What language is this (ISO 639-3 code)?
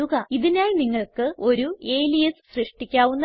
mal